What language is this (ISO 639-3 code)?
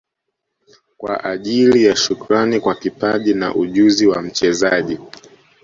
swa